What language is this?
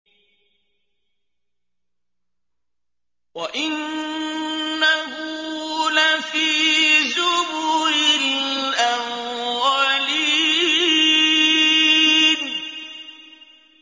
Arabic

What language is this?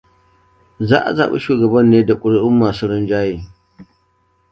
Hausa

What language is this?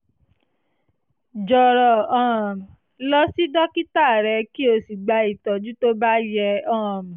Yoruba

